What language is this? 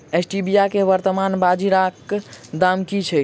Maithili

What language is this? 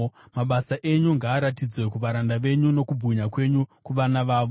Shona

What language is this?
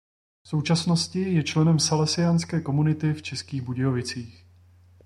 Czech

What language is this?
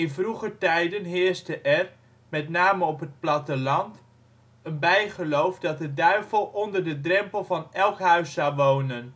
Dutch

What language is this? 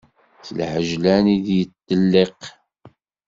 Kabyle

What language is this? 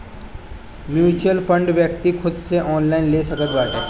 Bhojpuri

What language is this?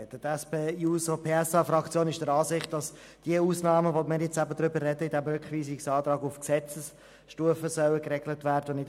Swiss German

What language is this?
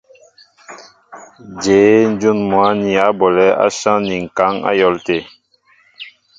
Mbo (Cameroon)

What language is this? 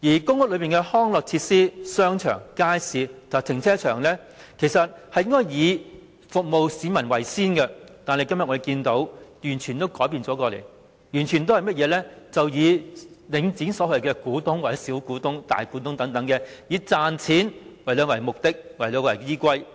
Cantonese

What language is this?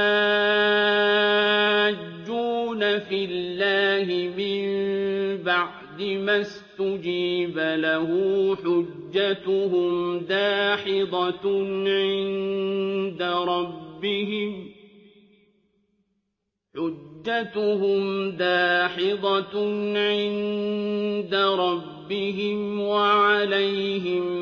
Arabic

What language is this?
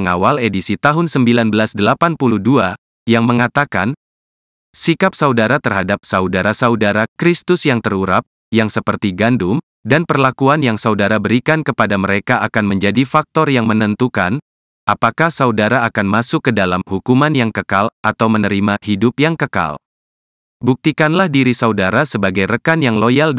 Indonesian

